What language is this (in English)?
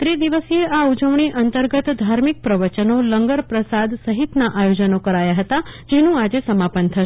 Gujarati